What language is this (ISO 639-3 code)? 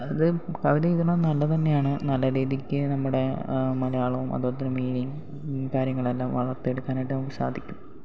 mal